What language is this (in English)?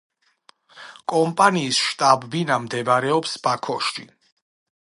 Georgian